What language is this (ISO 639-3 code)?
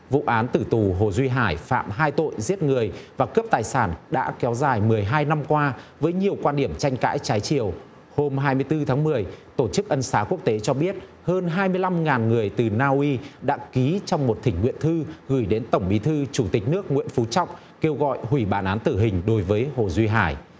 vie